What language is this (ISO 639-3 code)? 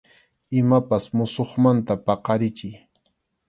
qxu